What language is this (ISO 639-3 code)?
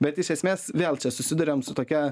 lit